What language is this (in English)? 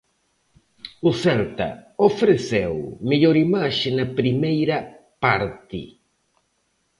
Galician